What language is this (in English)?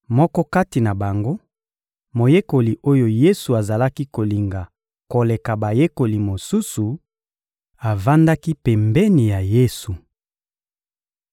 Lingala